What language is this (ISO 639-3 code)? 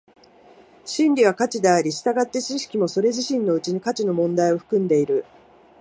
jpn